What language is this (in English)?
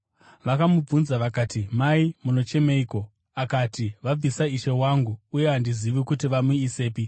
Shona